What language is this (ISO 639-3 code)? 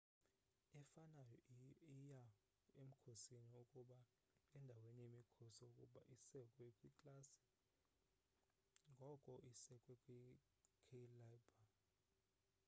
xho